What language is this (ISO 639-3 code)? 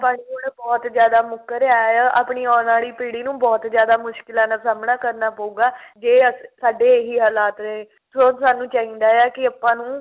pan